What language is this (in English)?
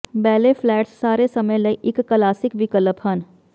Punjabi